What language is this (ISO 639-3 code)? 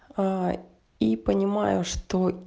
rus